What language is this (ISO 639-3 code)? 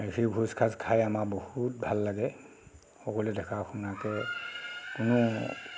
asm